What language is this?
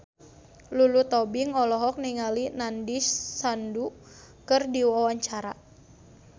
Sundanese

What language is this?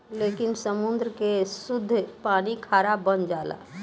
Bhojpuri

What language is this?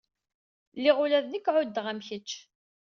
Kabyle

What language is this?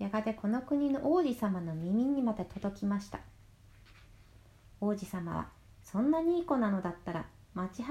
Japanese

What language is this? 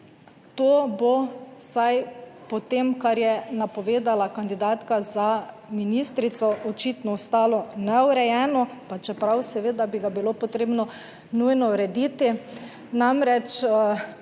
Slovenian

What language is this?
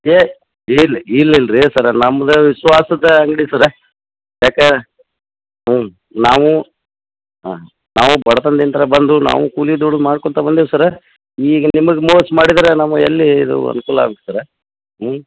Kannada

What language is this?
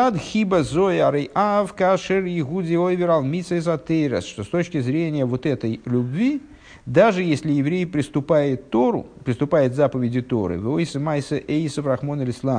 Russian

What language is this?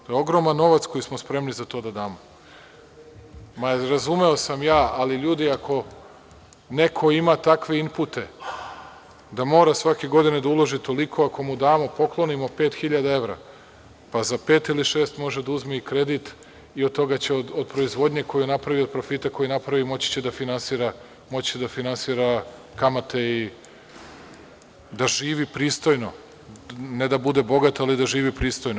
Serbian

